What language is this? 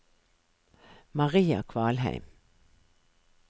Norwegian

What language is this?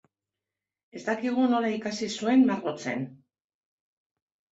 Basque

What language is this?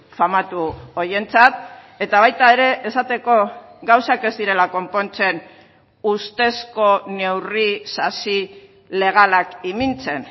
Basque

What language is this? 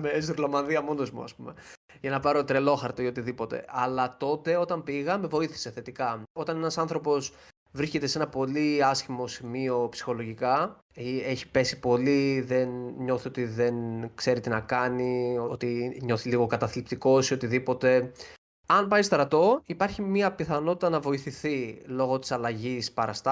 Greek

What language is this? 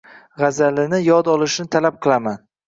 Uzbek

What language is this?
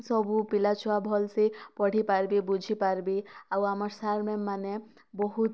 Odia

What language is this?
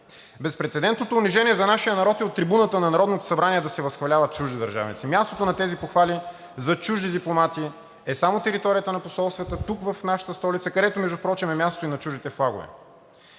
Bulgarian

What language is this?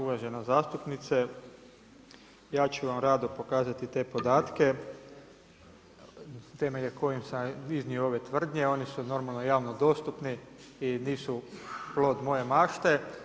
Croatian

